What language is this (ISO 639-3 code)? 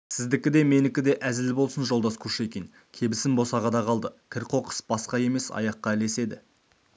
kaz